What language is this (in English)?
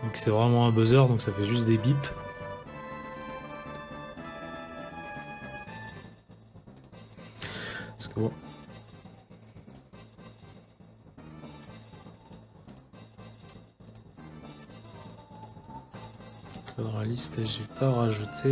French